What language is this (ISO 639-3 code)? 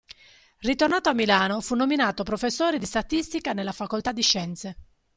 ita